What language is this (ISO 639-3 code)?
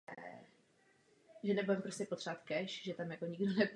ces